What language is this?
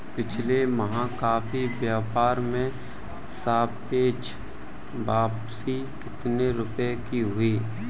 Hindi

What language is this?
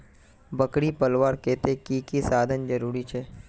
Magahi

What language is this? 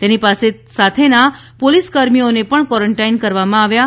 Gujarati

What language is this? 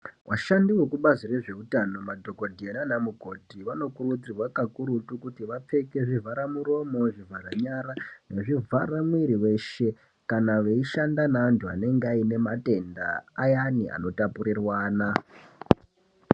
Ndau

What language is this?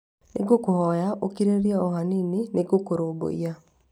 Kikuyu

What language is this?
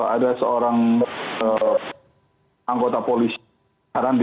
Indonesian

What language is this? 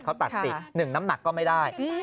Thai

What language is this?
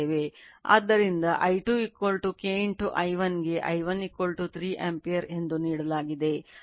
Kannada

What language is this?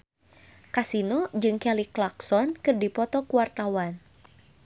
Sundanese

